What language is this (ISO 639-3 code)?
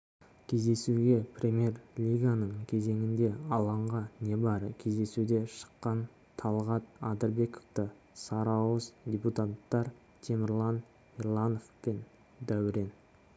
kaz